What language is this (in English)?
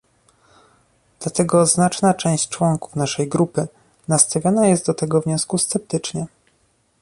Polish